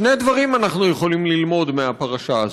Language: Hebrew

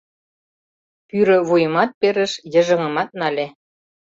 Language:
Mari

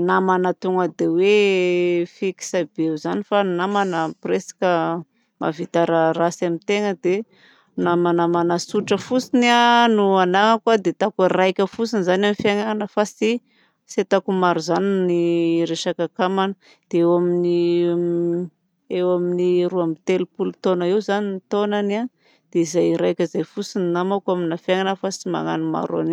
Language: Southern Betsimisaraka Malagasy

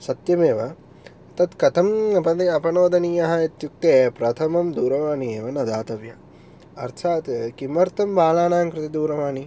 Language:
Sanskrit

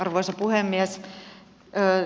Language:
Finnish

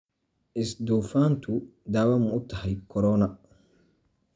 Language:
Somali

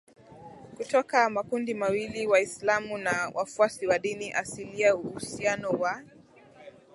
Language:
Swahili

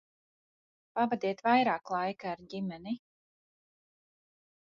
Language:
Latvian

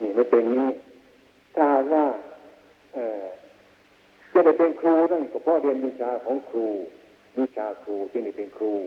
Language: Thai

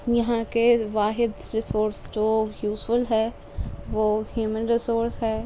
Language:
Urdu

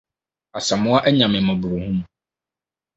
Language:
Akan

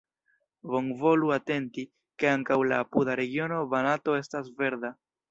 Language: Esperanto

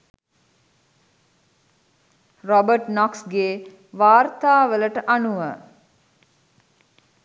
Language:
Sinhala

